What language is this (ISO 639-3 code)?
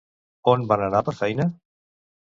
cat